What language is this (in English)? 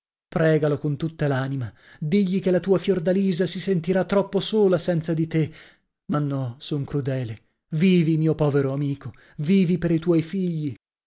Italian